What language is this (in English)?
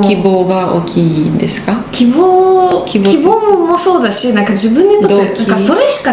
Japanese